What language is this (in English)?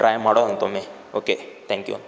Kannada